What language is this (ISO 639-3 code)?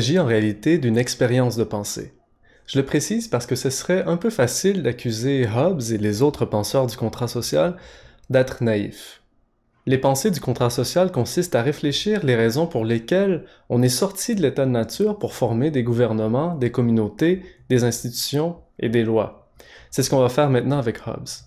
fra